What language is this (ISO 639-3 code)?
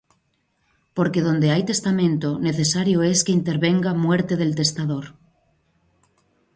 spa